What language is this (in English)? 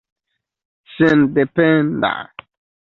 Esperanto